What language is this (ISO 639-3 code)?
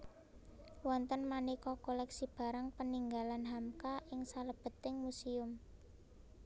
jav